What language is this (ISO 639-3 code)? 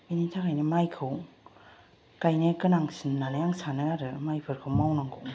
brx